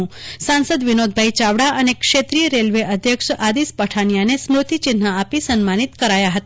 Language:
Gujarati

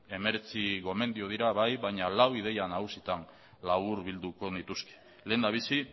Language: Basque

